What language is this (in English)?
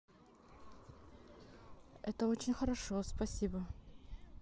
Russian